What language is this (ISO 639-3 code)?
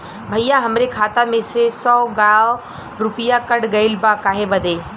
bho